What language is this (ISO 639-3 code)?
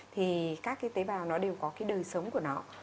vie